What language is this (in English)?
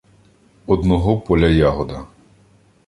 Ukrainian